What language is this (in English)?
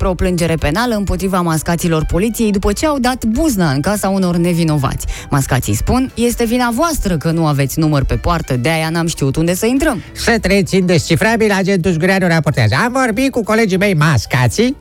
Romanian